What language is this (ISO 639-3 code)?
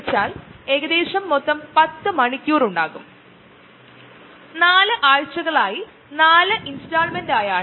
mal